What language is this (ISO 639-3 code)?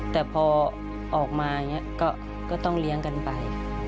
tha